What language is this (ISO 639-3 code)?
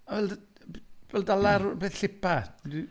cym